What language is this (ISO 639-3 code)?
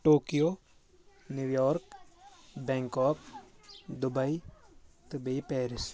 kas